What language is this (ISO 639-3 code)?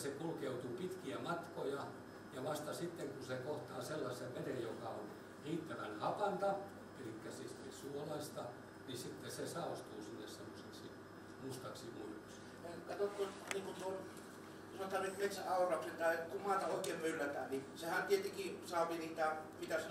fin